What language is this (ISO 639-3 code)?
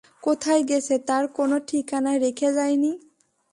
ben